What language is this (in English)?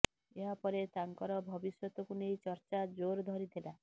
Odia